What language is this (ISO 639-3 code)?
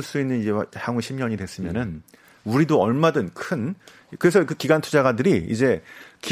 kor